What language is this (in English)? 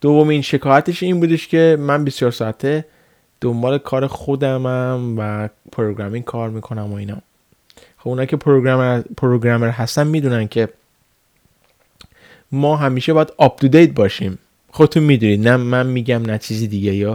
Persian